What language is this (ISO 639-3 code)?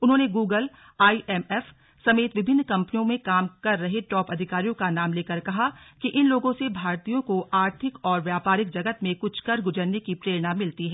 hin